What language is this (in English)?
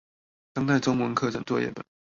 Chinese